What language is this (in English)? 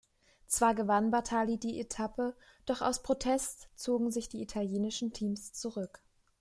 German